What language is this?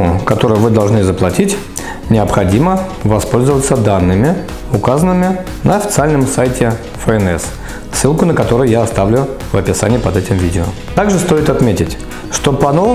Russian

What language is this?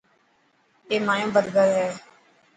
Dhatki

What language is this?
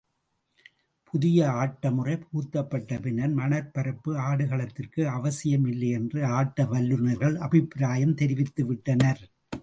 Tamil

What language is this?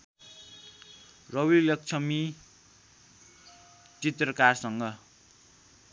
Nepali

